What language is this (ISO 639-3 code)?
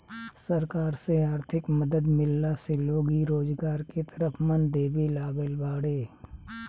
bho